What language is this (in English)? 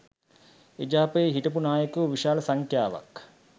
Sinhala